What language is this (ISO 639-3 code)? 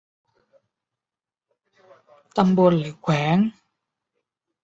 tha